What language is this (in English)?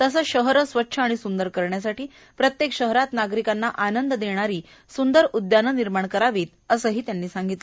Marathi